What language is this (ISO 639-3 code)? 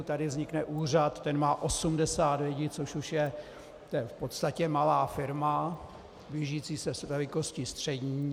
ces